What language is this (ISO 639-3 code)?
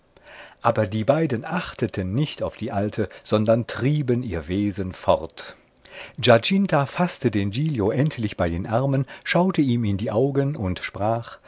deu